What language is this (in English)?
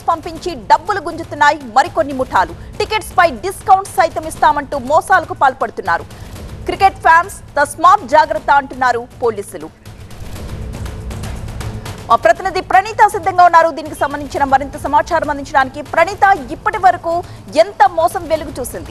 Telugu